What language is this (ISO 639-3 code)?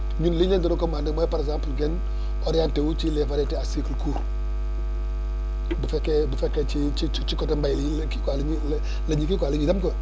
wol